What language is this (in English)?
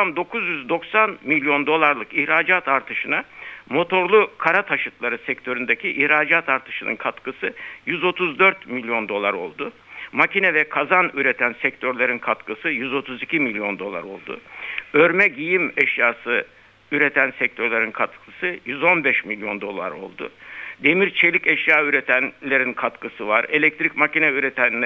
Turkish